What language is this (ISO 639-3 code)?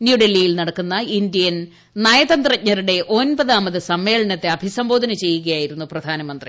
mal